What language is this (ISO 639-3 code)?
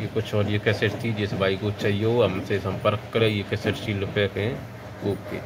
hin